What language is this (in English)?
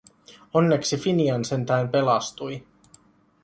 Finnish